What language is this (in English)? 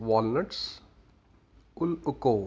Marathi